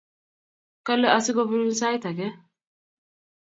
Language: Kalenjin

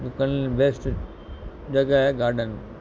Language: Sindhi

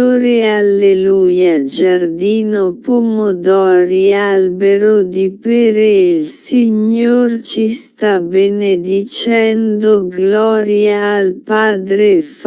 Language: Italian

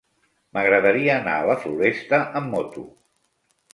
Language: Catalan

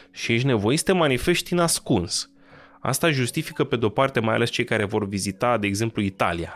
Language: Romanian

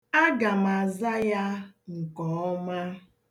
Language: Igbo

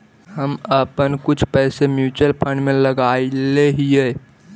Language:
Magahi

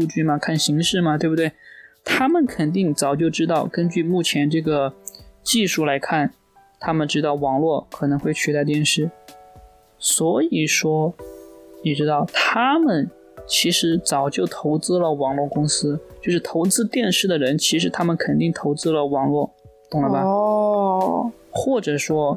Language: Chinese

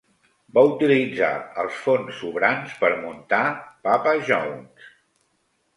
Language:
Catalan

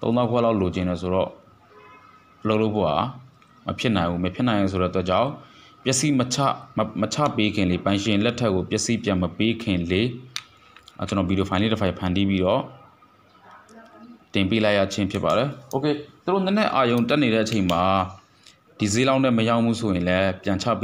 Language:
Romanian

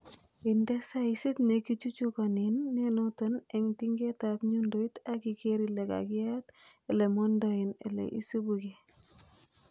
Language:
Kalenjin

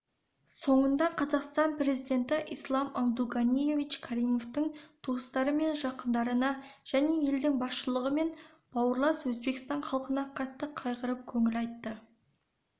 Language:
Kazakh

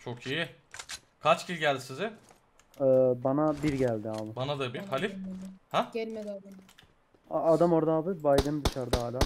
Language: Turkish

